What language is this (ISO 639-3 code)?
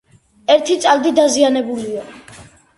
kat